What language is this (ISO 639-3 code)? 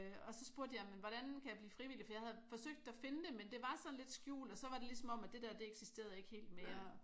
dan